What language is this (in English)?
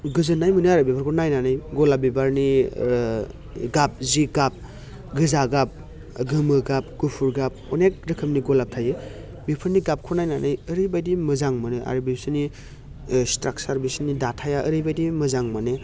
Bodo